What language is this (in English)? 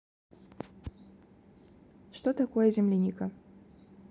Russian